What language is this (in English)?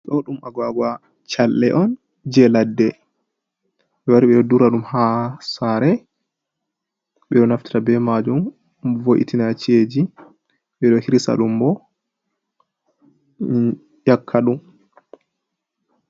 Fula